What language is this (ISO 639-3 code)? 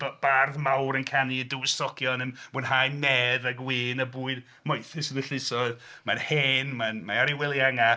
cym